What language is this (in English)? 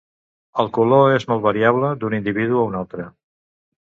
Catalan